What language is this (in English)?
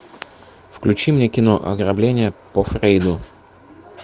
Russian